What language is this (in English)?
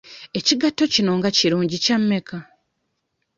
Ganda